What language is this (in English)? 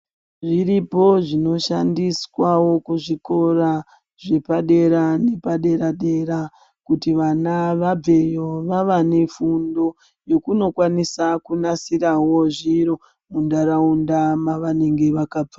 Ndau